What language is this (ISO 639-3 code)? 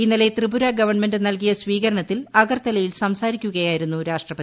mal